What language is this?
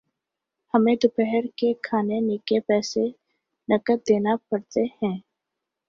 Urdu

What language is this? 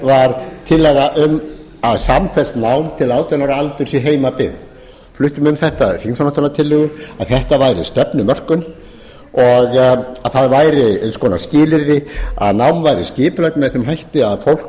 Icelandic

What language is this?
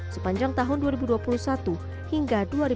Indonesian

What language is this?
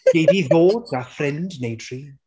Welsh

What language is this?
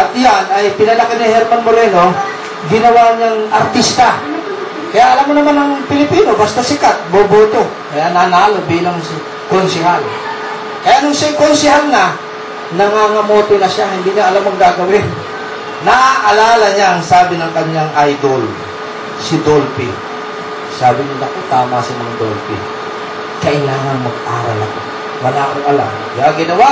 Filipino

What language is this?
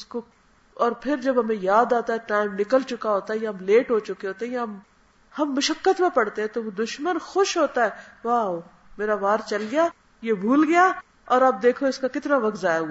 Urdu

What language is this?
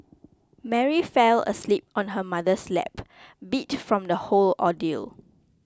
English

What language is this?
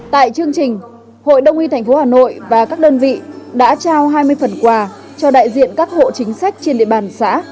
Vietnamese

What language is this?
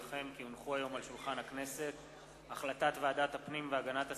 Hebrew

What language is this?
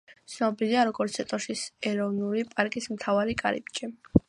Georgian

